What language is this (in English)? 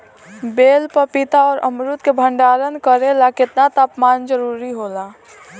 Bhojpuri